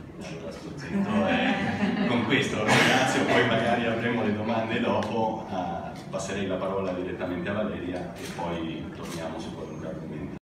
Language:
Italian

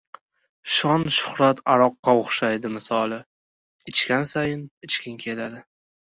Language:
Uzbek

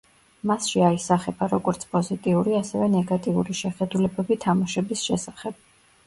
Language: Georgian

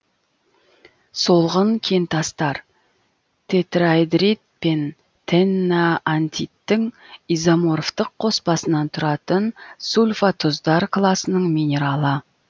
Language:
Kazakh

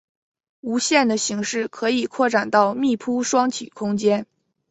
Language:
Chinese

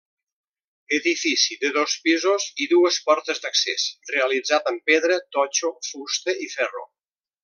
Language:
Catalan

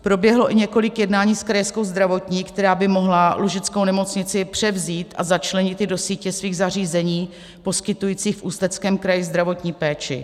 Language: Czech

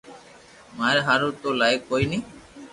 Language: Loarki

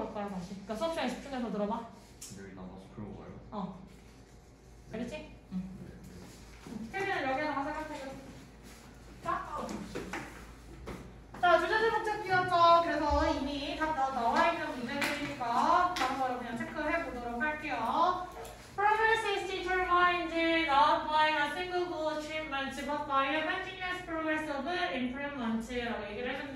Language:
Korean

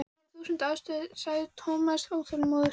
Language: Icelandic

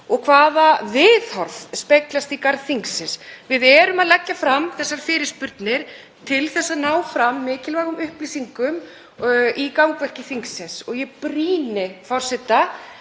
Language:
Icelandic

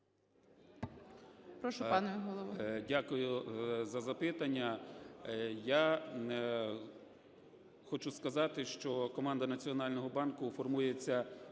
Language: Ukrainian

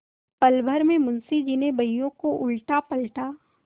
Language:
Hindi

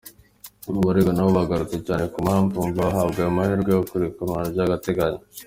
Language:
Kinyarwanda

